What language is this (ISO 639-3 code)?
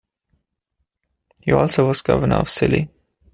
eng